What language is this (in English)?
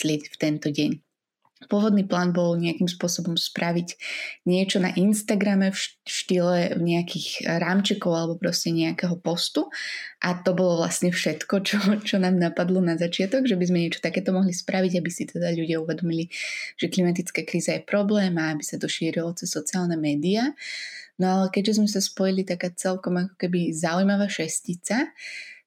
Slovak